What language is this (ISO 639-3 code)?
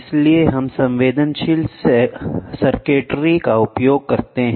hin